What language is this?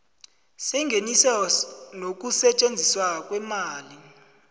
South Ndebele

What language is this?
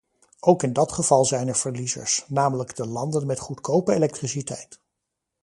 Dutch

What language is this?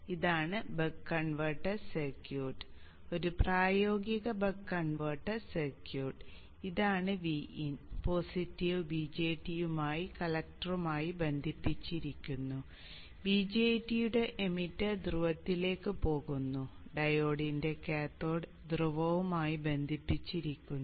Malayalam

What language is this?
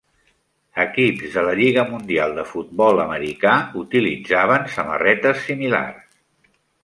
Catalan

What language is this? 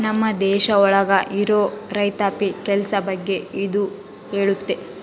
Kannada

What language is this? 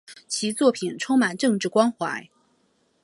Chinese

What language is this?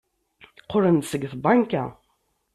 Kabyle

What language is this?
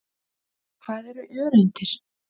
Icelandic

